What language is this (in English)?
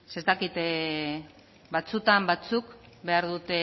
Basque